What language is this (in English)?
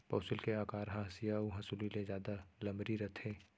Chhattisgarhi